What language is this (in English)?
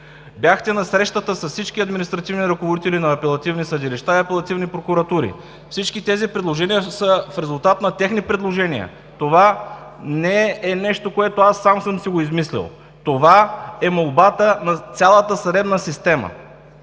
Bulgarian